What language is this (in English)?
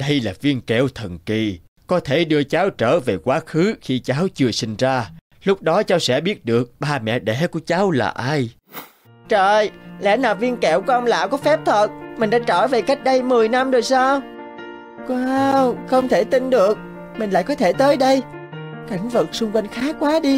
Vietnamese